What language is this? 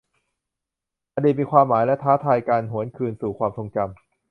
Thai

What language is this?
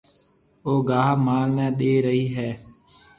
Marwari (Pakistan)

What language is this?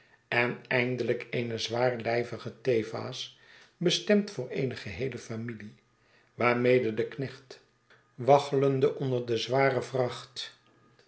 Dutch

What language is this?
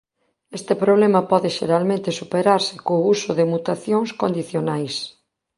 Galician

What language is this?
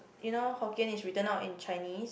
English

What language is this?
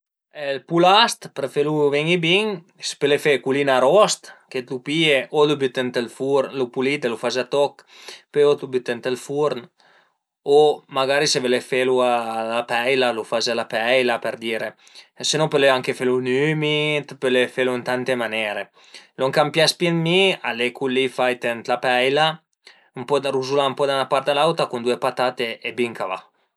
Piedmontese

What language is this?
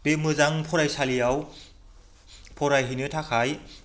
Bodo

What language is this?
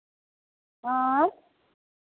Maithili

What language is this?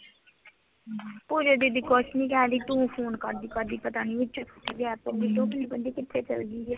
Punjabi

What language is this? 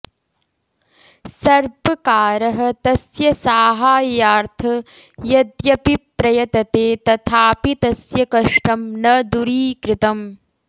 Sanskrit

